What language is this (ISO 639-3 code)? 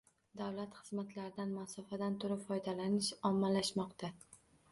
uzb